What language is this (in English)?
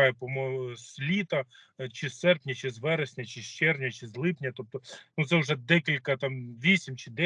Ukrainian